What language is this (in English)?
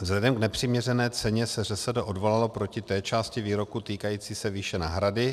Czech